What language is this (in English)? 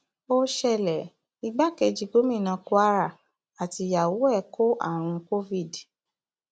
Yoruba